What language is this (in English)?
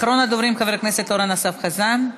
Hebrew